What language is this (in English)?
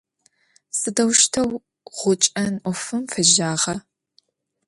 Adyghe